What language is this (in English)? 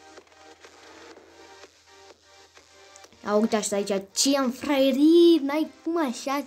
Romanian